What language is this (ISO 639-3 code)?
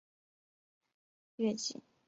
zho